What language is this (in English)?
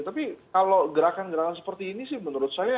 Indonesian